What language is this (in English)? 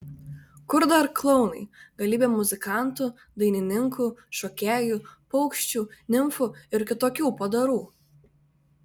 Lithuanian